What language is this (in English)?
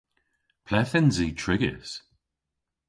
Cornish